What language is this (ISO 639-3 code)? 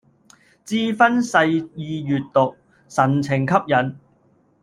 yue